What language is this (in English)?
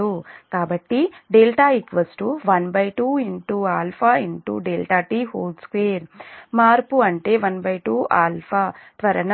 Telugu